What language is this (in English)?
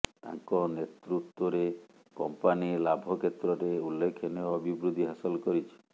Odia